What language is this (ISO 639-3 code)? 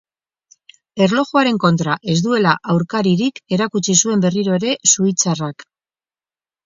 eus